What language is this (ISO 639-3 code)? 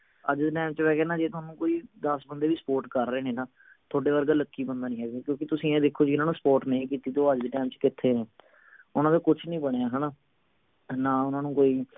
pan